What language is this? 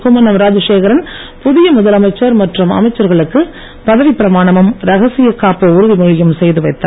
Tamil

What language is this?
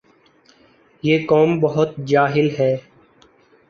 Urdu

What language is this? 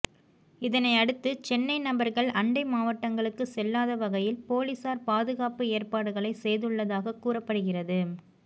Tamil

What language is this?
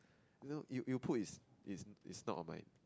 English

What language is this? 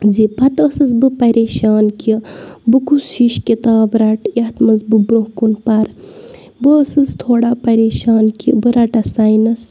Kashmiri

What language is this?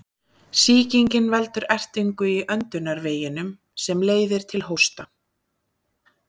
Icelandic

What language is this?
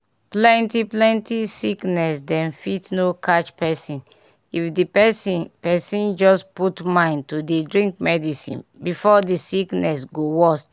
Nigerian Pidgin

